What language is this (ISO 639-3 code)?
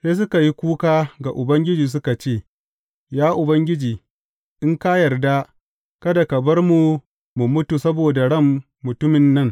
hau